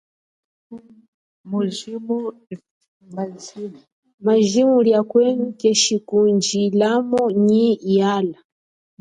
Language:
Chokwe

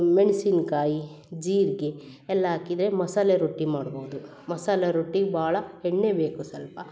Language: Kannada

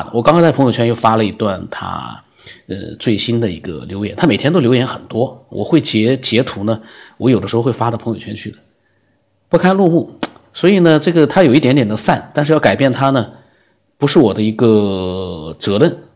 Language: Chinese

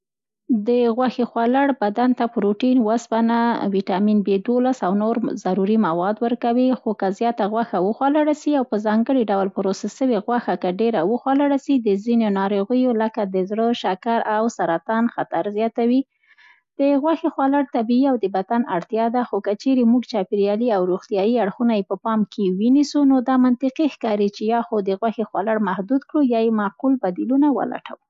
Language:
Central Pashto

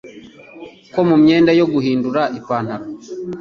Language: Kinyarwanda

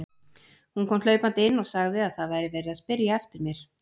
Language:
Icelandic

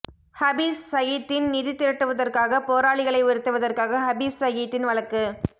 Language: Tamil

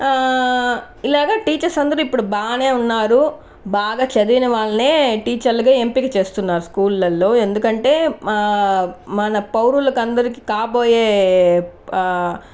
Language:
Telugu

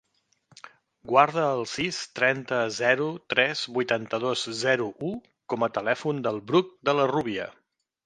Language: Catalan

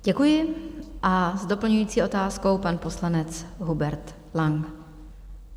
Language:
Czech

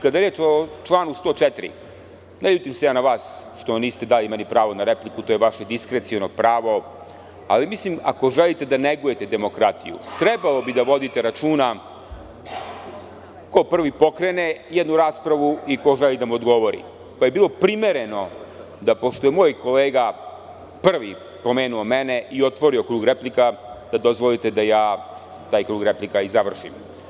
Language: Serbian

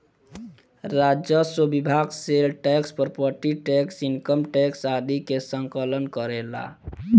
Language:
Bhojpuri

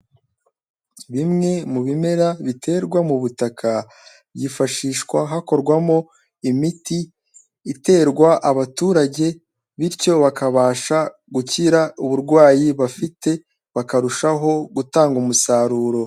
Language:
Kinyarwanda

